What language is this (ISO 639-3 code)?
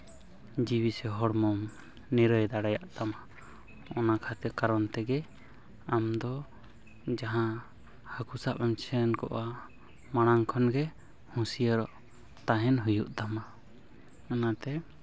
sat